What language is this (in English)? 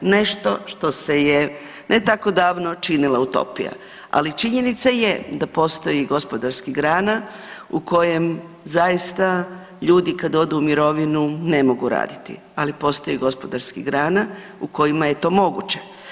Croatian